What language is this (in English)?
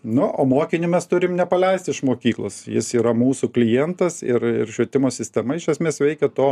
Lithuanian